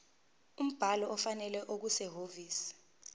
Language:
Zulu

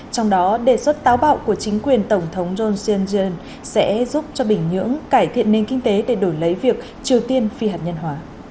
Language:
Vietnamese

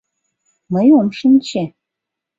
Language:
Mari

